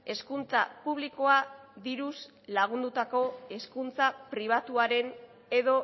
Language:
Basque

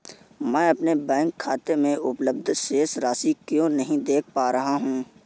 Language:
Hindi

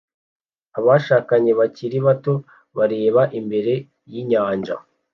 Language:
Kinyarwanda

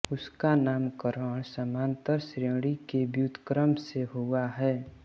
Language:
Hindi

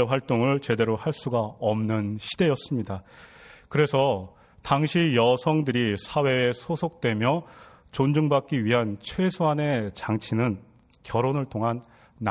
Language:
Korean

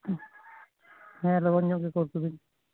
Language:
Santali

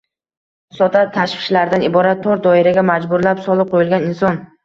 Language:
Uzbek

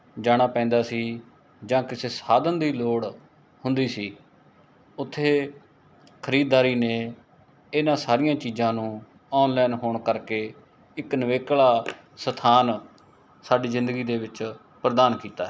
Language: Punjabi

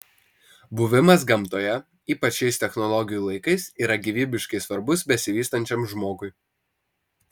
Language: Lithuanian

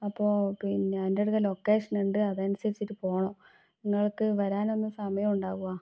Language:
Malayalam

